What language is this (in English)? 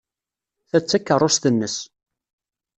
Kabyle